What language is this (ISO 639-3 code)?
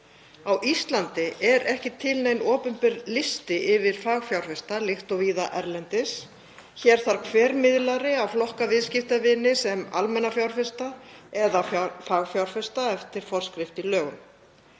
isl